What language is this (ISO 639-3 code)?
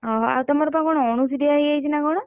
ori